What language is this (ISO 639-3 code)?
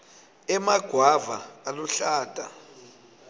ssw